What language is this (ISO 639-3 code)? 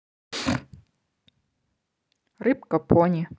rus